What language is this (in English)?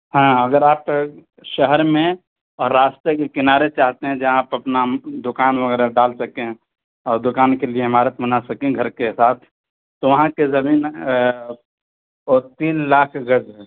Urdu